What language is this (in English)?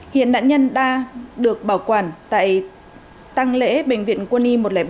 Vietnamese